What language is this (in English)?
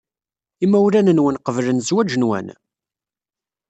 Kabyle